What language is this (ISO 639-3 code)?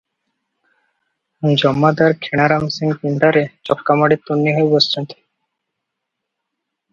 ori